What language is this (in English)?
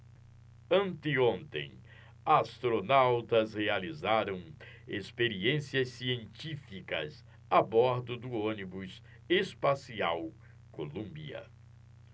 Portuguese